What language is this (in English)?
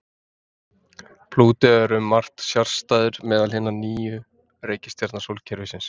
Icelandic